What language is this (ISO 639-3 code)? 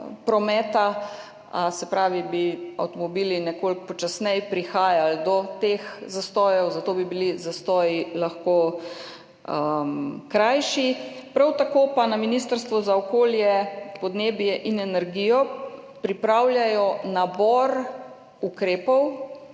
slv